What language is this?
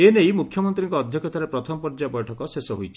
Odia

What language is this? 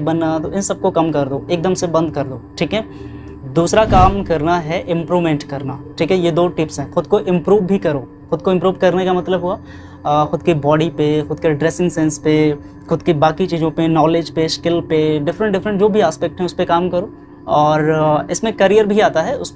Hindi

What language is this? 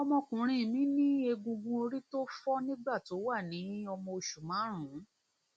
Yoruba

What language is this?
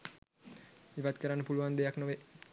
Sinhala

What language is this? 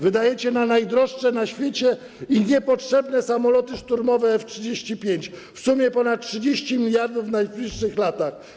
Polish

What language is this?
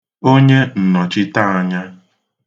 Igbo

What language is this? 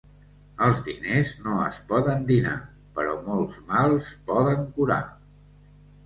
Catalan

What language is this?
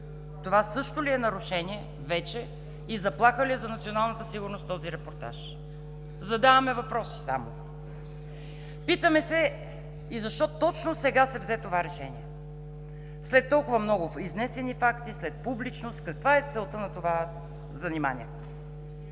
Bulgarian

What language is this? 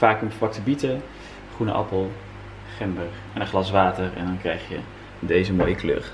Dutch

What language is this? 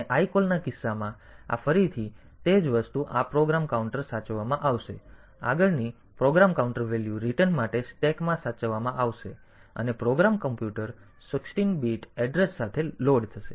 Gujarati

